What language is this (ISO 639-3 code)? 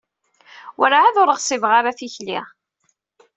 kab